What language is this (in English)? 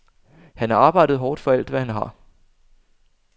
Danish